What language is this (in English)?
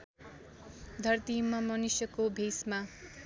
Nepali